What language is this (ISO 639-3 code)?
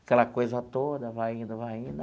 por